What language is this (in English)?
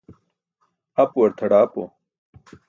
Burushaski